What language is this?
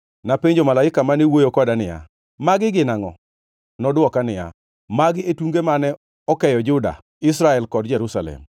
Luo (Kenya and Tanzania)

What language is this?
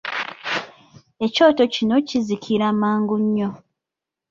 Ganda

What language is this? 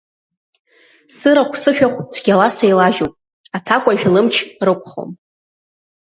Abkhazian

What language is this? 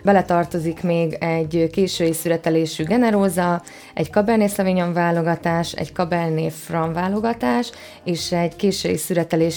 Hungarian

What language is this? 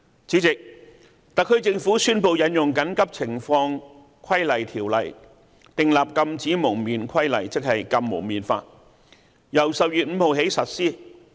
Cantonese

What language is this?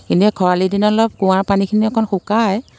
Assamese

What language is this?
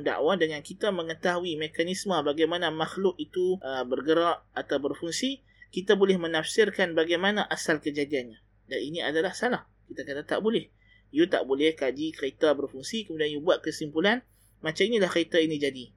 Malay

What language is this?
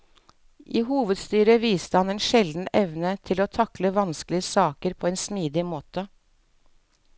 Norwegian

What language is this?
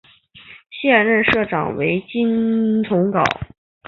Chinese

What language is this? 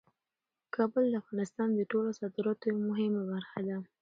Pashto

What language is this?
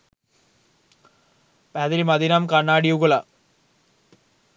Sinhala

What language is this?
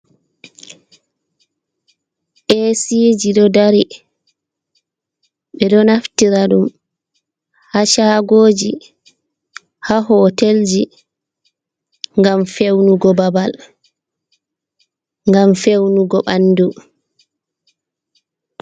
Fula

